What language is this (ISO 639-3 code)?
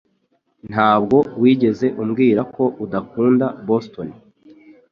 kin